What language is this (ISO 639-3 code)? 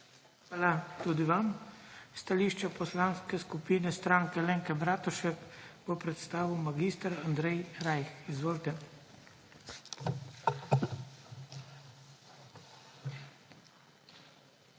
slv